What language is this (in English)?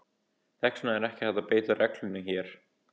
Icelandic